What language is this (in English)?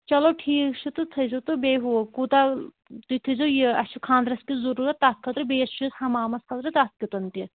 Kashmiri